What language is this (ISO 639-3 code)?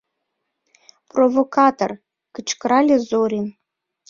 chm